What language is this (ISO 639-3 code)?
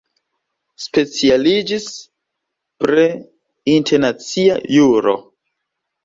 epo